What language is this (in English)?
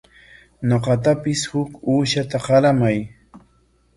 Corongo Ancash Quechua